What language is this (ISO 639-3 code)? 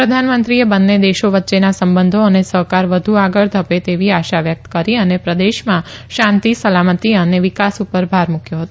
guj